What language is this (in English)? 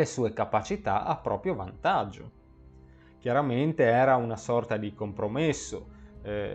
Italian